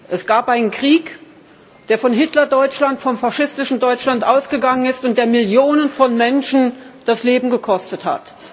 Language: German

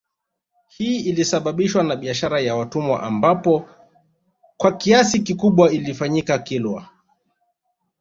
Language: Swahili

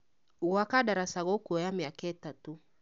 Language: Kikuyu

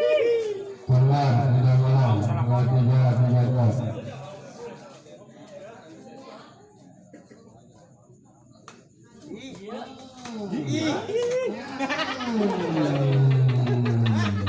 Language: Indonesian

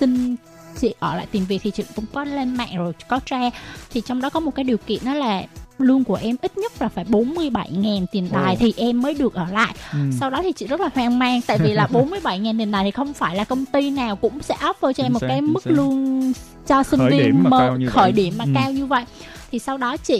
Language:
Vietnamese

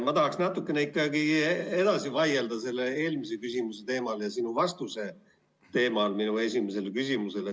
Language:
Estonian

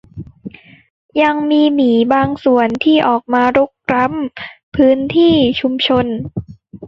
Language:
Thai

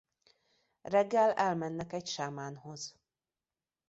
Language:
Hungarian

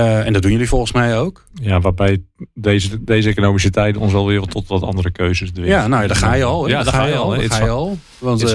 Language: Dutch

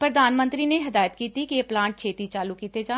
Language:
Punjabi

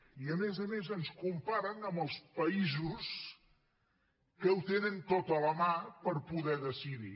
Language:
Catalan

